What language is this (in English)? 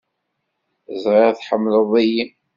Kabyle